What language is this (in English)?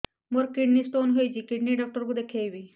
Odia